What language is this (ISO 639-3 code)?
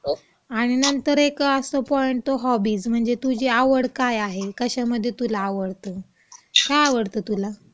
mar